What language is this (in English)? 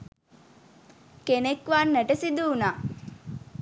Sinhala